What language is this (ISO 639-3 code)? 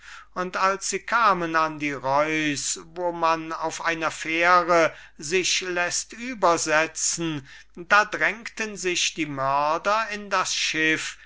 deu